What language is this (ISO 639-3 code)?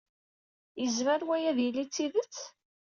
kab